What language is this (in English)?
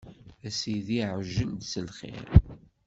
Kabyle